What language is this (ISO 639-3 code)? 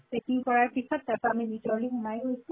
asm